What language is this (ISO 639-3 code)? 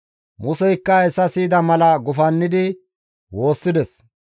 gmv